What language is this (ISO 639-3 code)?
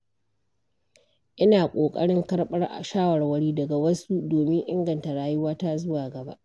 hau